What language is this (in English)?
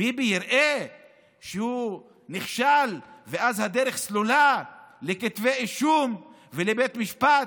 Hebrew